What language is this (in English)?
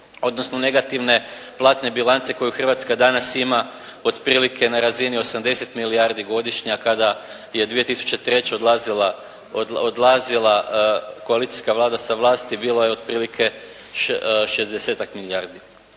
Croatian